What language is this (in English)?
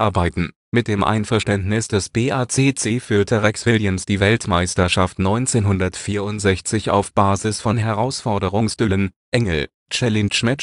German